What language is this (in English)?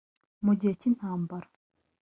Kinyarwanda